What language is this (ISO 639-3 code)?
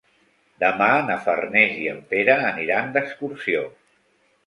cat